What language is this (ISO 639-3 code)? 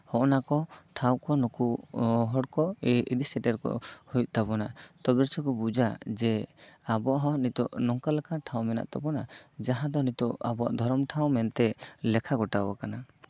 sat